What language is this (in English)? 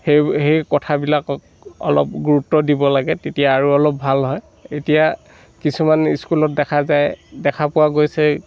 Assamese